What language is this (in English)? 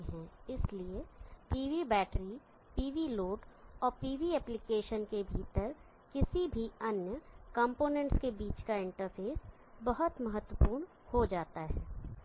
Hindi